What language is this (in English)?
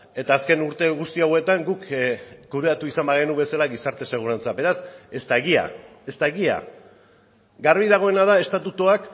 Basque